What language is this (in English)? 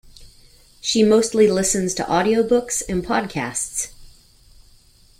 English